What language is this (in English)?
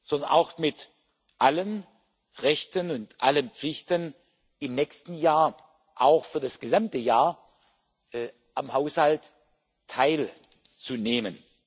German